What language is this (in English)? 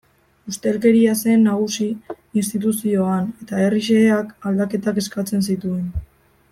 Basque